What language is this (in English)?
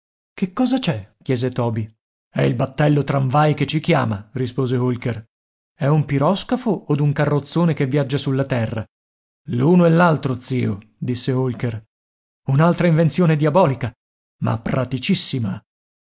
Italian